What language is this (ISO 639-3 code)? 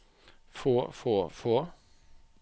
nor